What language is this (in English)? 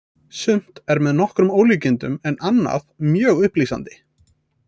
Icelandic